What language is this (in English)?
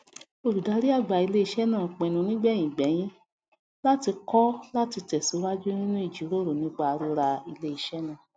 Yoruba